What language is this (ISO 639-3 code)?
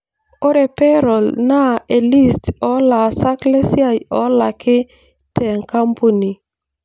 mas